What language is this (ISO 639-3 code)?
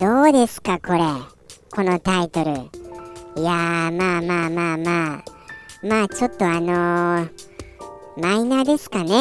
jpn